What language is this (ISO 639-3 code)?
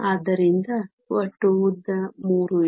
kan